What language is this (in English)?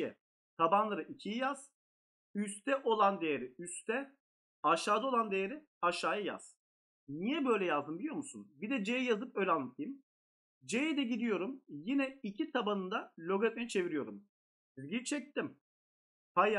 Turkish